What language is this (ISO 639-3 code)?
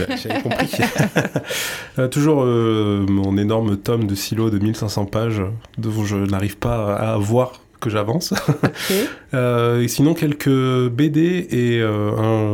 fra